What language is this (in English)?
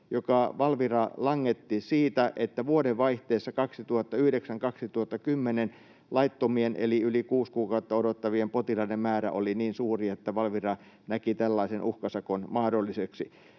Finnish